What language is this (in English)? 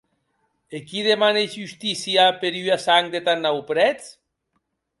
Occitan